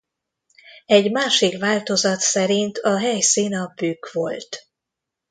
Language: Hungarian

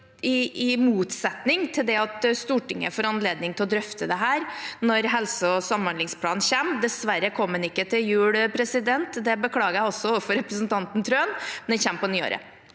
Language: Norwegian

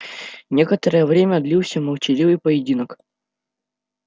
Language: Russian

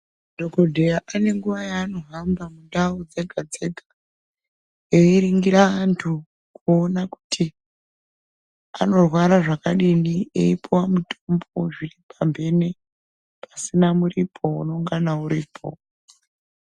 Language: Ndau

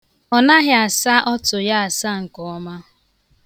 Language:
Igbo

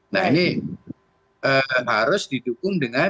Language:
Indonesian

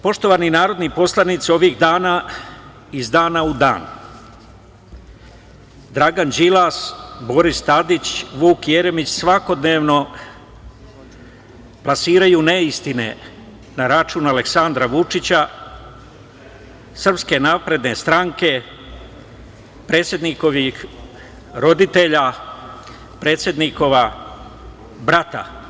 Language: Serbian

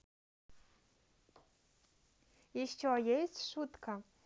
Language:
Russian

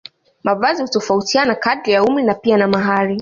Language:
Swahili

